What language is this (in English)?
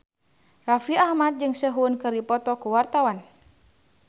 Sundanese